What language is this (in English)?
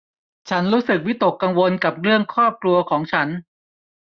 Thai